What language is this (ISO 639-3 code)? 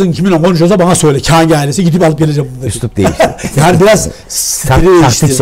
tur